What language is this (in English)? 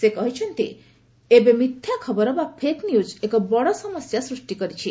Odia